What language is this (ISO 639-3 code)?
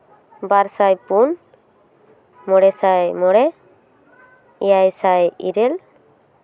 sat